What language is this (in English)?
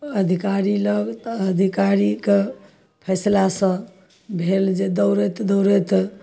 Maithili